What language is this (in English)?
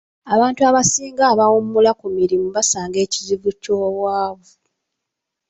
Ganda